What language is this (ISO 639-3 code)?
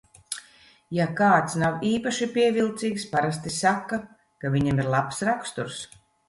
lav